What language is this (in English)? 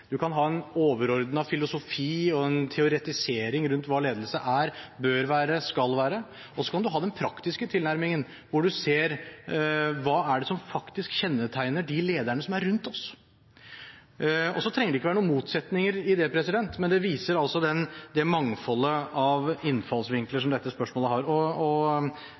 Norwegian Bokmål